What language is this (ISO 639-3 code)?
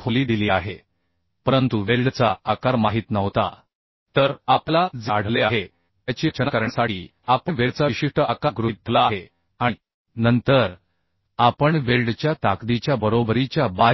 mar